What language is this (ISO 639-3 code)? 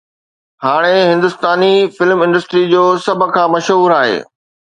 snd